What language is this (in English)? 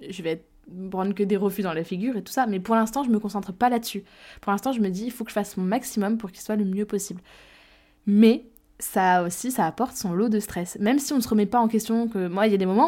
French